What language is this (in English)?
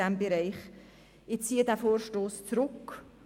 Swiss German